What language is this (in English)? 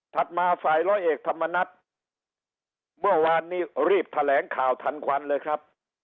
Thai